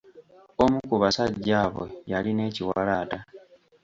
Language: Ganda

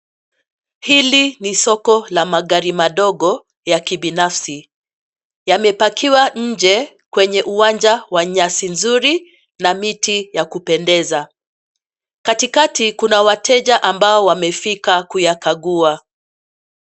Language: Swahili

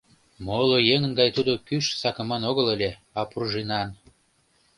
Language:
Mari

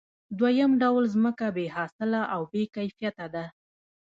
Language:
Pashto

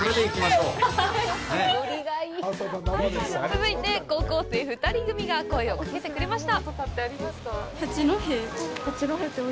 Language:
Japanese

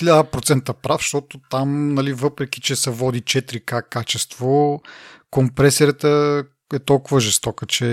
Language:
Bulgarian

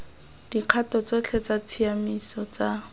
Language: Tswana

